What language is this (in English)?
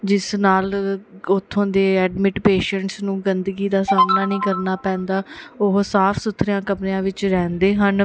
Punjabi